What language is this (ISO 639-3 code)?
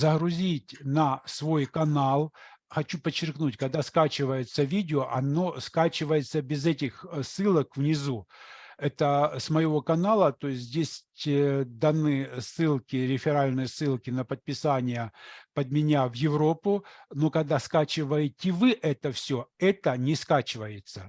rus